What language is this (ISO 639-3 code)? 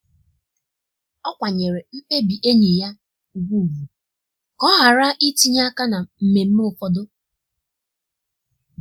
ibo